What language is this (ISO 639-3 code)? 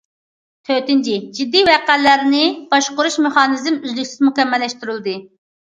uig